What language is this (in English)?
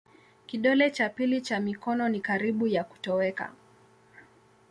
Swahili